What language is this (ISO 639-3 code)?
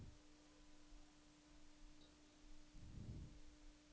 nor